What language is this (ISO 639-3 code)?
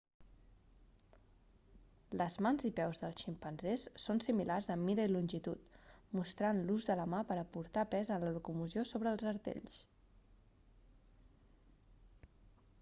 cat